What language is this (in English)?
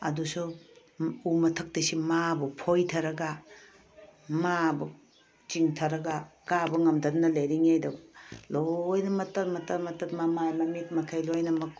Manipuri